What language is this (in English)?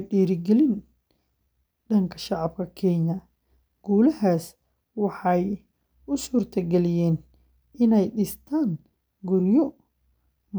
Somali